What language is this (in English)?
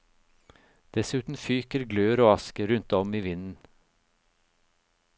Norwegian